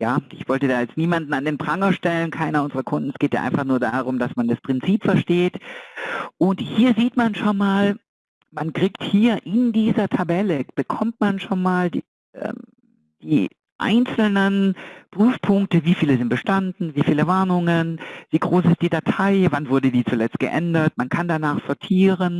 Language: German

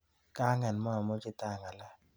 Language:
Kalenjin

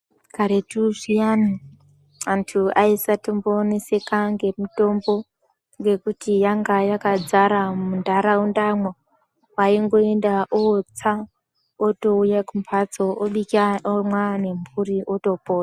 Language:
Ndau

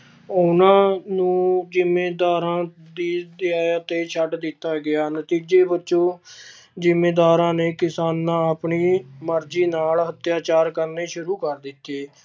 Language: Punjabi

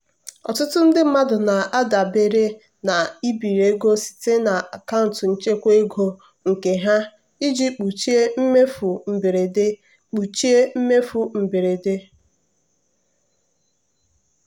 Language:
Igbo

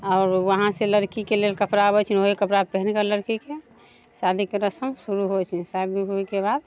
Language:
Maithili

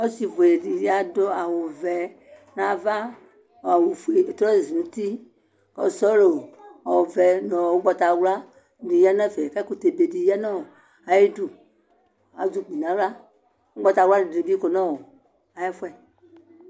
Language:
Ikposo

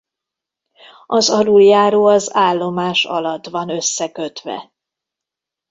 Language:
Hungarian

